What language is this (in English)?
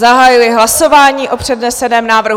Czech